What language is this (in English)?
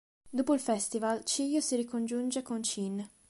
Italian